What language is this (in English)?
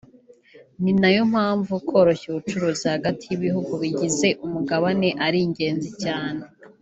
Kinyarwanda